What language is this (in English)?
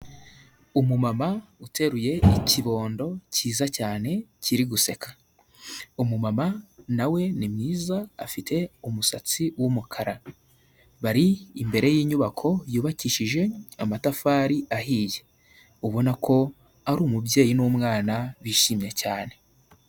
Kinyarwanda